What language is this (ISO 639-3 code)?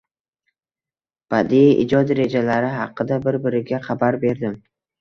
uzb